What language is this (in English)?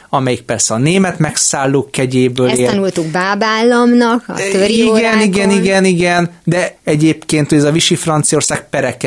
Hungarian